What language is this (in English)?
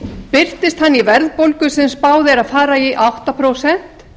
Icelandic